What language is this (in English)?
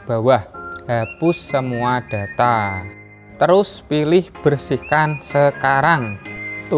Indonesian